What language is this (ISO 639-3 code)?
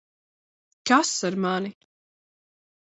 lav